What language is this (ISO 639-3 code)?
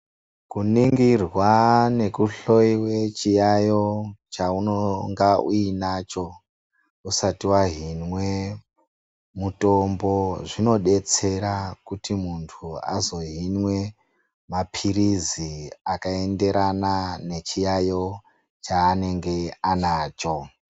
ndc